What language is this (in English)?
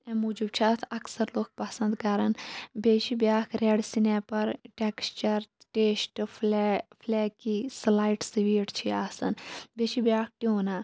Kashmiri